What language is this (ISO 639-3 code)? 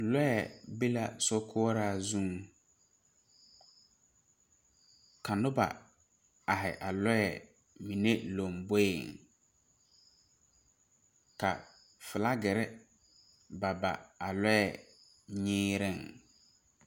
dga